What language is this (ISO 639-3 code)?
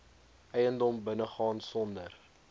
afr